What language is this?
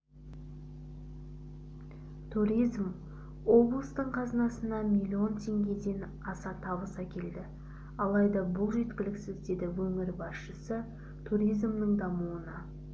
Kazakh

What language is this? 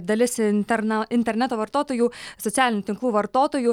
Lithuanian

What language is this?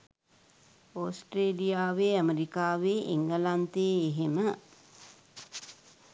Sinhala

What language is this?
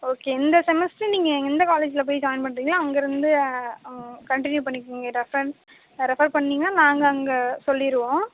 Tamil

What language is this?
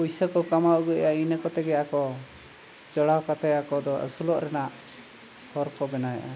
Santali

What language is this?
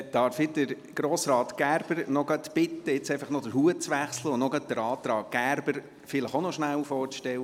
Swiss German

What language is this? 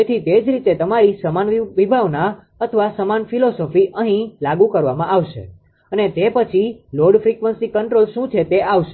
Gujarati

